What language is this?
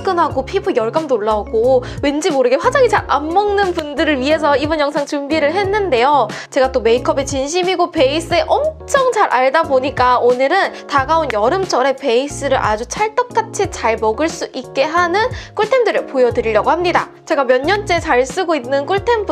Korean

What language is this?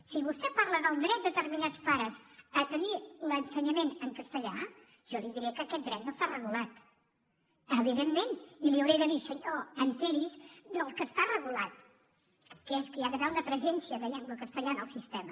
Catalan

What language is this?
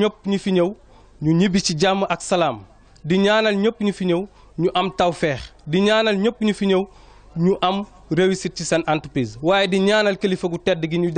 Arabic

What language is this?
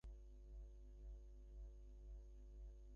Bangla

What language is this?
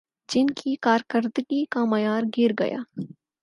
Urdu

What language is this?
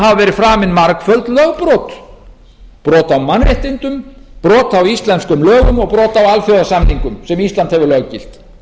Icelandic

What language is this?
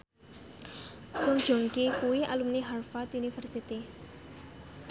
Javanese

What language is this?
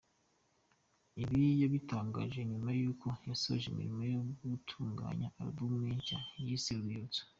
Kinyarwanda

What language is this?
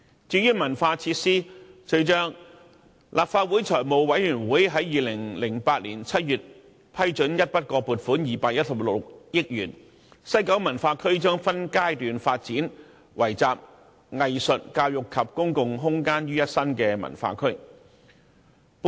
Cantonese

